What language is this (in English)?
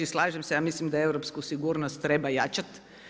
Croatian